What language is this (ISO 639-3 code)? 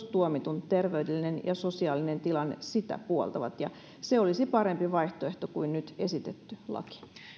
fin